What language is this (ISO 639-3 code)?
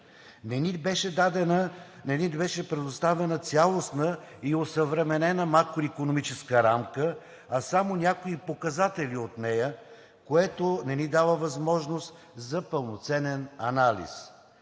bul